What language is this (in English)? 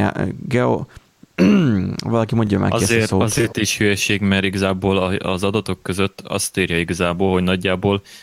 Hungarian